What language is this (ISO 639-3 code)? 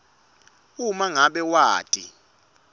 ssw